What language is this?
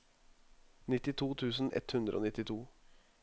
Norwegian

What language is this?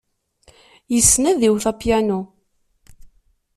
Kabyle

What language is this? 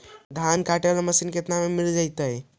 Magahi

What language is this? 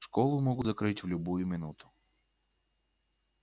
Russian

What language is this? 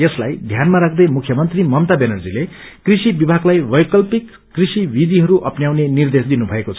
Nepali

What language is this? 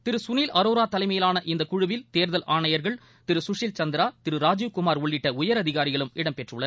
Tamil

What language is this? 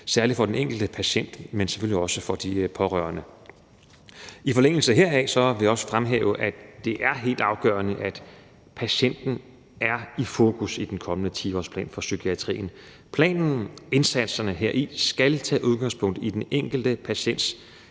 Danish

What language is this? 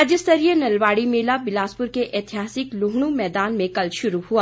Hindi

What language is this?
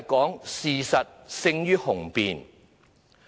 Cantonese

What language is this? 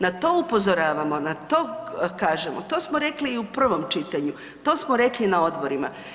Croatian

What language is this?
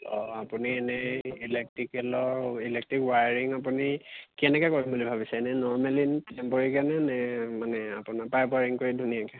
Assamese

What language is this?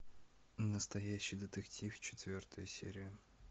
Russian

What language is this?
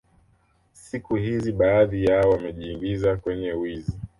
Swahili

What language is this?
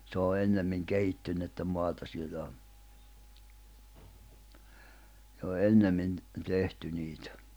Finnish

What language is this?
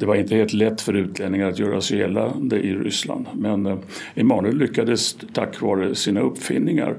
Swedish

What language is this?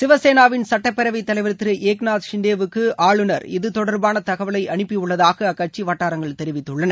Tamil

